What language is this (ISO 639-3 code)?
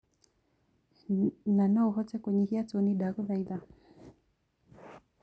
kik